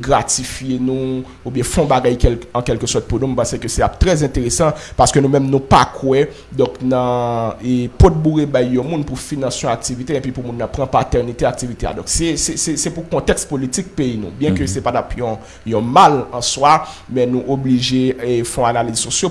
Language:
French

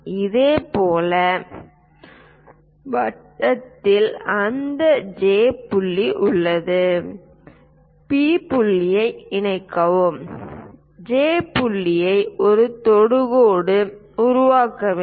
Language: Tamil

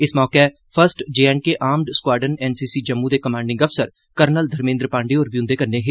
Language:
Dogri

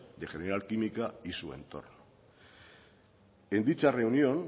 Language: Spanish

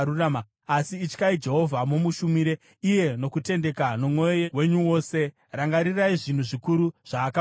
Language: Shona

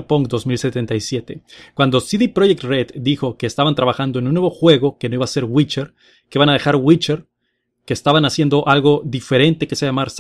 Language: Spanish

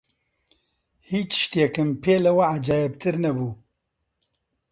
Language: Central Kurdish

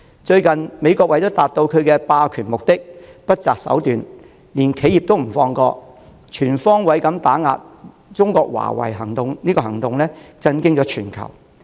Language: Cantonese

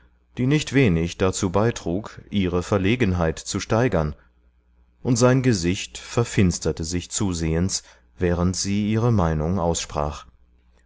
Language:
German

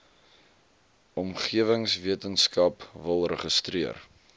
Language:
Afrikaans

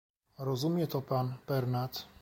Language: Polish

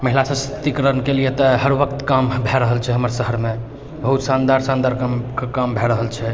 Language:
Maithili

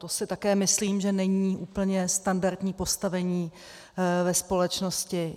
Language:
Czech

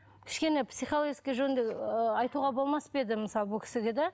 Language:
Kazakh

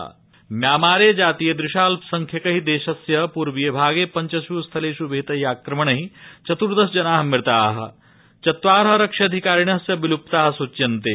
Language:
Sanskrit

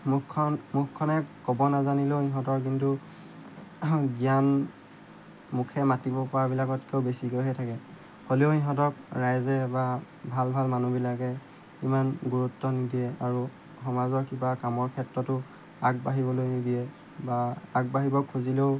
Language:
Assamese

